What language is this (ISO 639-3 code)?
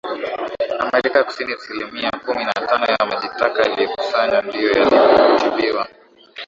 swa